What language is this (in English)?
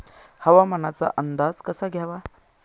Marathi